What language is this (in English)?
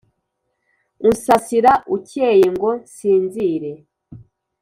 Kinyarwanda